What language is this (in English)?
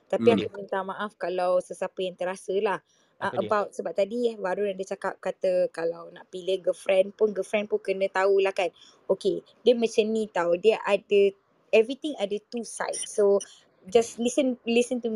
Malay